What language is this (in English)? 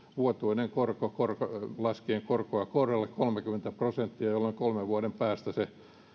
Finnish